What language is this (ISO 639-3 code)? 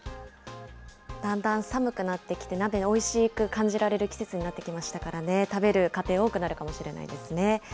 jpn